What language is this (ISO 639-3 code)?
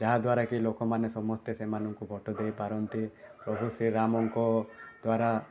ori